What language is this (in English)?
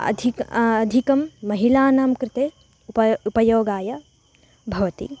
Sanskrit